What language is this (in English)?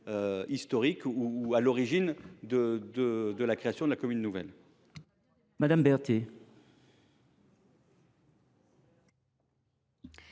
French